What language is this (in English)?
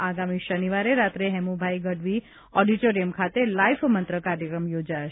Gujarati